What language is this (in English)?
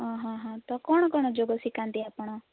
Odia